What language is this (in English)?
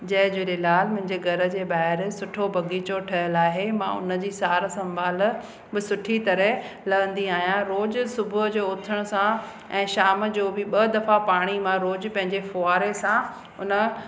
Sindhi